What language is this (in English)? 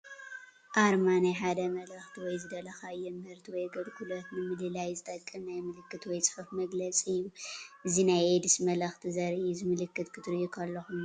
Tigrinya